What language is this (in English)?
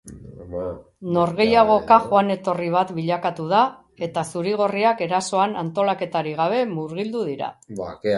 Basque